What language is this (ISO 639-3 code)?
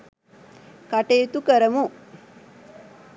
sin